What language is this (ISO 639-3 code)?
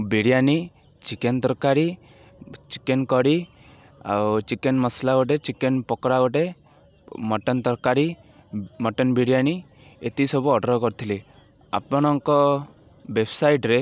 ori